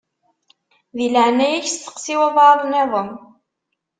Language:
Kabyle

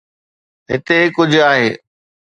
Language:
Sindhi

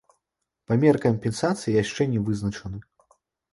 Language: Belarusian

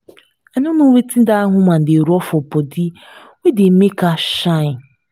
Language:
Nigerian Pidgin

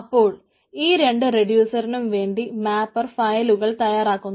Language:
Malayalam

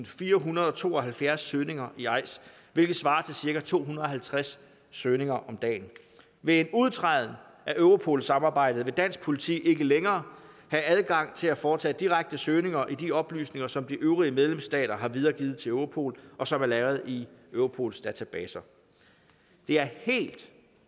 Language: Danish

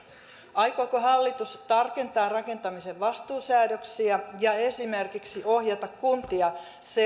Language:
Finnish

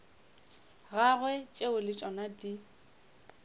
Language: Northern Sotho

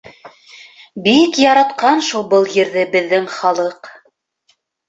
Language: Bashkir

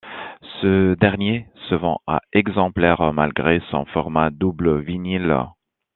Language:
French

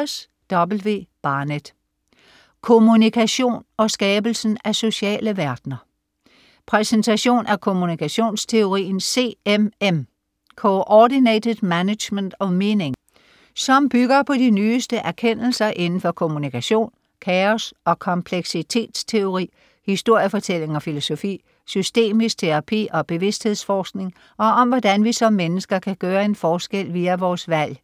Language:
Danish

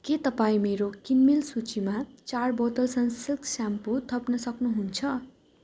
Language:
Nepali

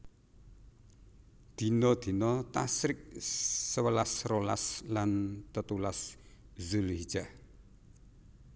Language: Javanese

